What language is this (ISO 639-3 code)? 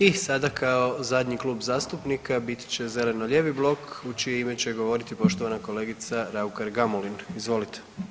hrv